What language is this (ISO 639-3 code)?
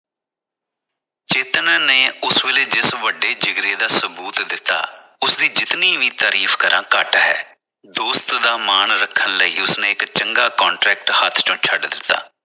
pan